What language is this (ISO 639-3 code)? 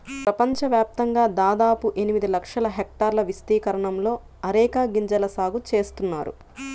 tel